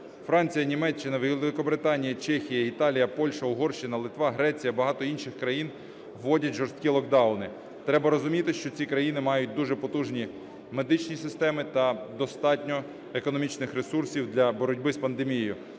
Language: Ukrainian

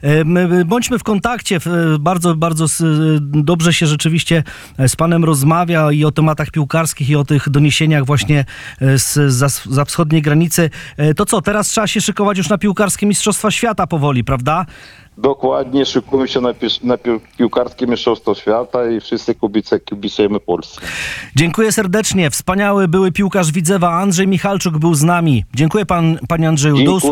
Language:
Polish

